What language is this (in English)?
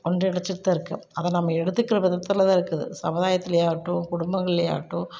Tamil